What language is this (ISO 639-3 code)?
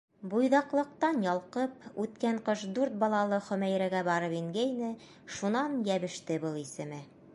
bak